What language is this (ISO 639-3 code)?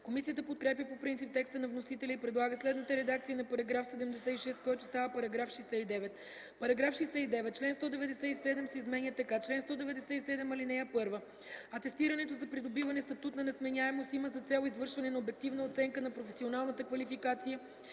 bul